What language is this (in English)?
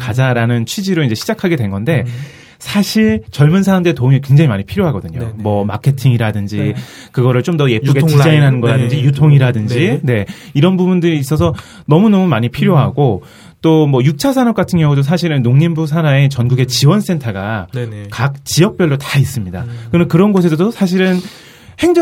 Korean